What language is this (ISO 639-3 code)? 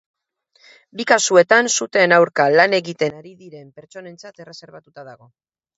eus